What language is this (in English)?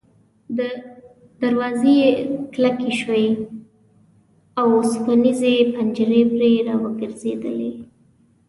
Pashto